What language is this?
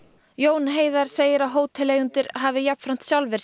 Icelandic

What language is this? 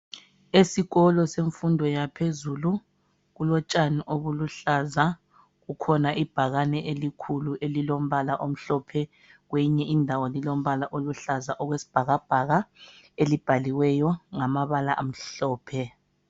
North Ndebele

